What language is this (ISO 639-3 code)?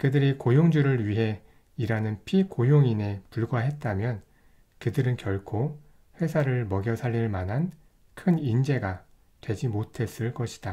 kor